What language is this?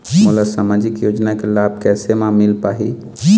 Chhattisgarhi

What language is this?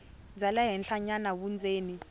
Tsonga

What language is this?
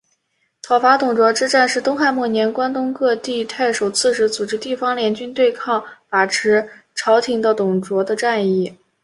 Chinese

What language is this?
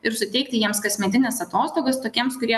Lithuanian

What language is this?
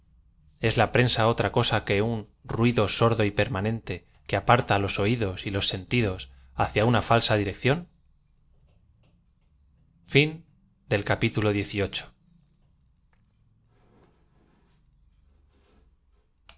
Spanish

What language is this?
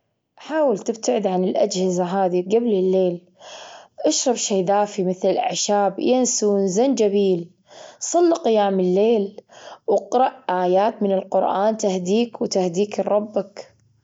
Gulf Arabic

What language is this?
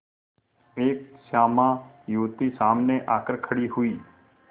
Hindi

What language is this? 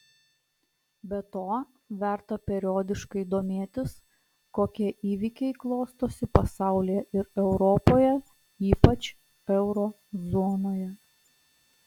Lithuanian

